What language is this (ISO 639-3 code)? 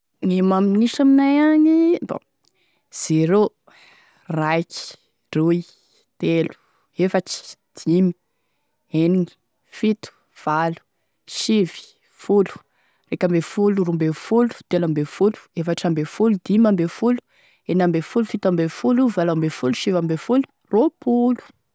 tkg